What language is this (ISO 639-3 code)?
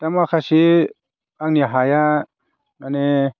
brx